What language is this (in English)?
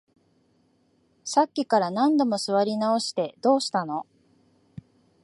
Japanese